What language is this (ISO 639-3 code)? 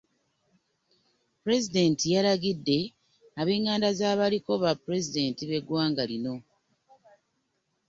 lug